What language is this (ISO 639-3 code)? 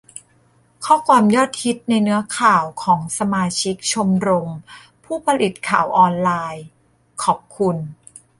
tha